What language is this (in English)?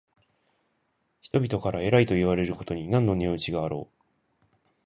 Japanese